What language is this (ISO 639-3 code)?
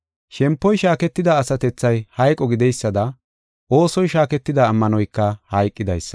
gof